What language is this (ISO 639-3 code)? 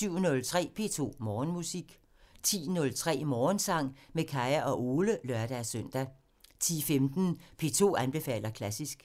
dan